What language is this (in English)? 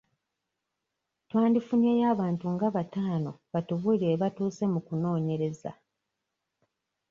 Ganda